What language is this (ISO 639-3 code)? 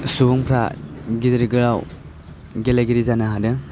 brx